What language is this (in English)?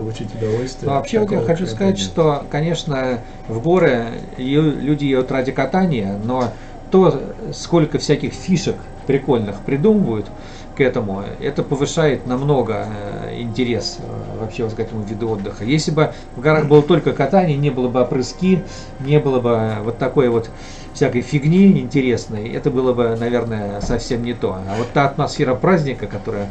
Russian